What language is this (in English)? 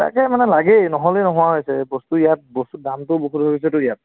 Assamese